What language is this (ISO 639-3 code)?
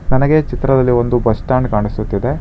kan